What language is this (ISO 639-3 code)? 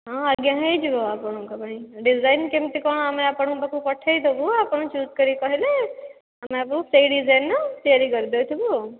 ori